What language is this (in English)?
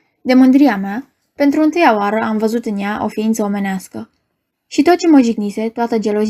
Romanian